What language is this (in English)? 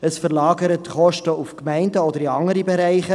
Swiss German